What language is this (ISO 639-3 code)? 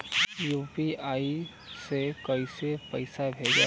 bho